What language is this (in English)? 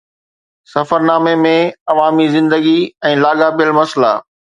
Sindhi